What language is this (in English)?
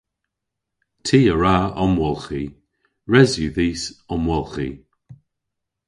Cornish